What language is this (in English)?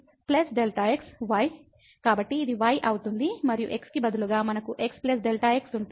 Telugu